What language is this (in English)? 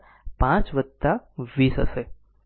Gujarati